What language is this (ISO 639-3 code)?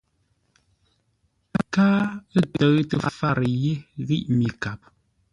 nla